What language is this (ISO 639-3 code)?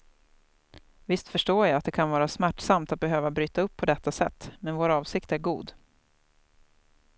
swe